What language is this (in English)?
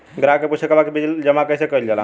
Bhojpuri